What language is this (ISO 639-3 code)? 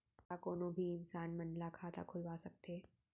hne